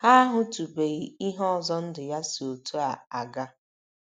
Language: Igbo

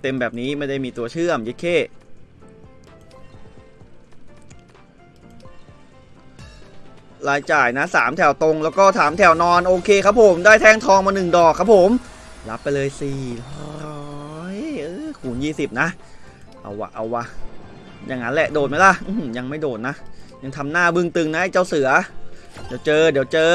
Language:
Thai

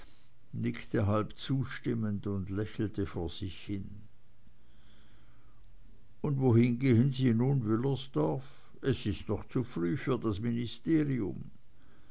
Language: German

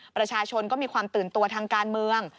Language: Thai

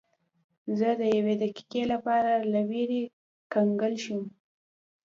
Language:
Pashto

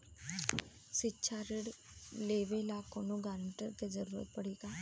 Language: Bhojpuri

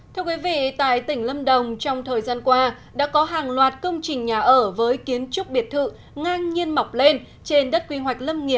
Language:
Vietnamese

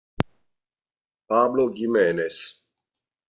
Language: Italian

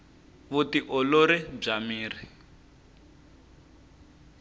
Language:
Tsonga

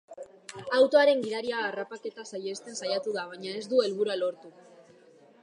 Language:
Basque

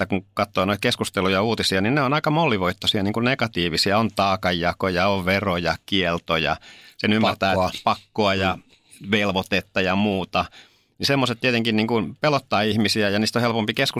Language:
Finnish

